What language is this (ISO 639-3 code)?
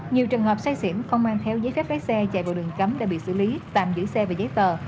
vie